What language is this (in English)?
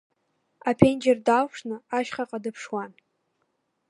Abkhazian